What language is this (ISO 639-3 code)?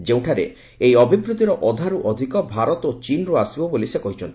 ori